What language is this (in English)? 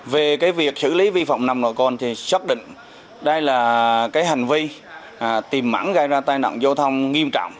Vietnamese